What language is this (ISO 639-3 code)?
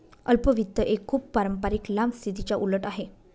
mar